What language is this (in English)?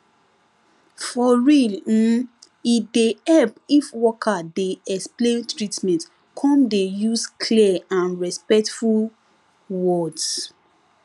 Nigerian Pidgin